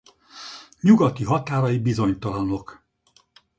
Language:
Hungarian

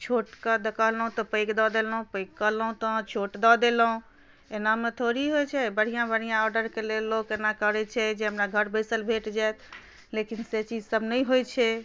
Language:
Maithili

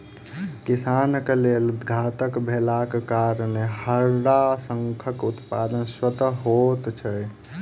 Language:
Maithili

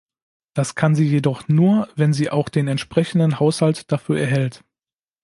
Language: German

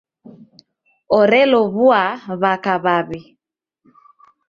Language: Taita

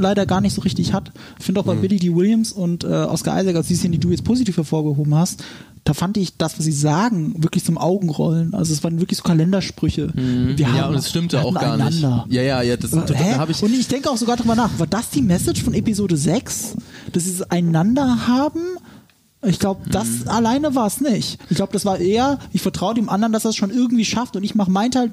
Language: German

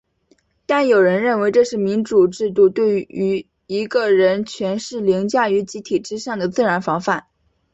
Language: Chinese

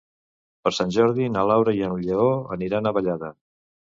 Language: Catalan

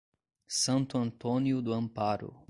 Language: Portuguese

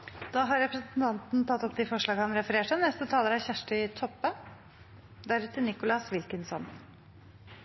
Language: Norwegian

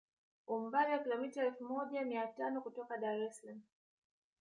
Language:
Swahili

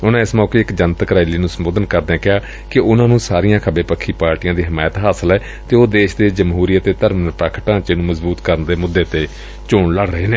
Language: Punjabi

